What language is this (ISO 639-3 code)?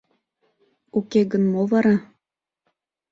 chm